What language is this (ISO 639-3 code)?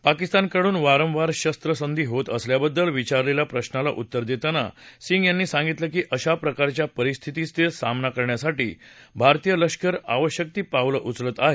mar